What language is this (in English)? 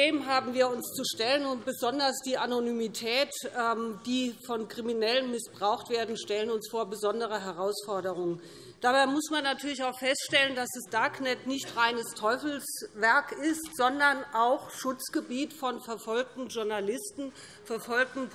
German